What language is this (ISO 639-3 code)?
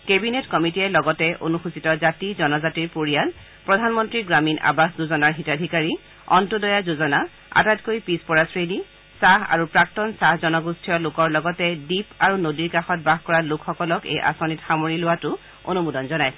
asm